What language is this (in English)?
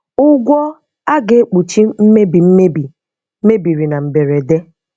Igbo